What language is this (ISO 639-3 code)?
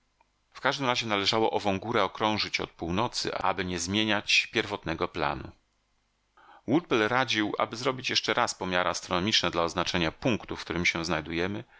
pol